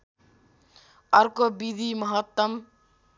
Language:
Nepali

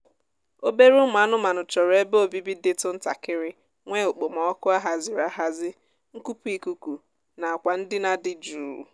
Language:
Igbo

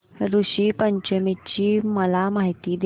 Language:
Marathi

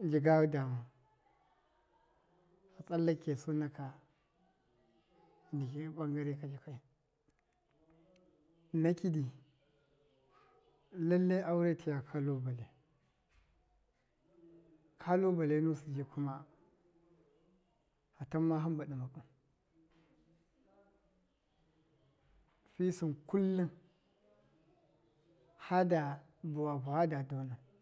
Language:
Miya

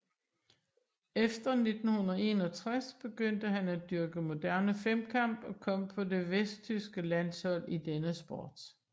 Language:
Danish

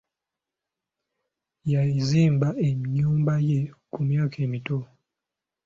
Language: Ganda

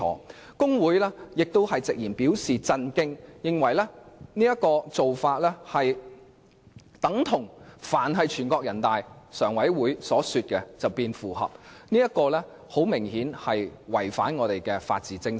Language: Cantonese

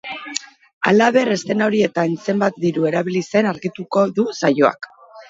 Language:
Basque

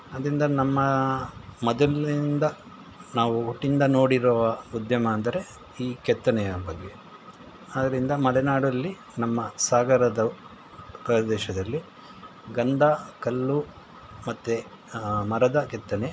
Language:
Kannada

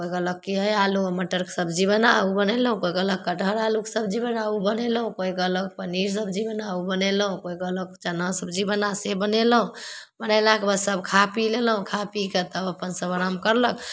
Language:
Maithili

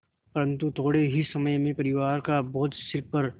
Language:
Hindi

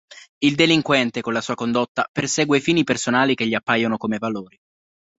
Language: Italian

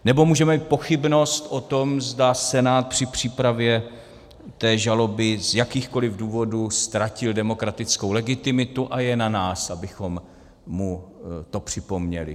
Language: Czech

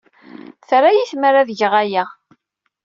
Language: Kabyle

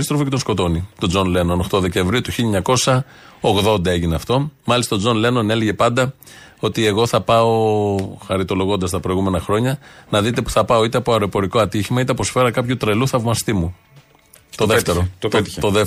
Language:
Greek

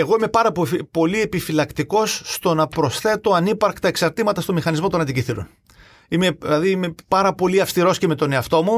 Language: Greek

